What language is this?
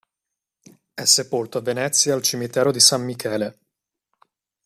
Italian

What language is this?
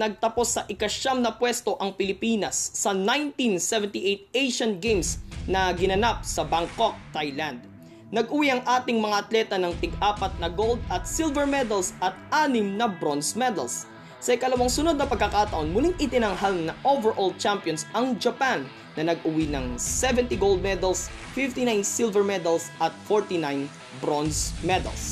Filipino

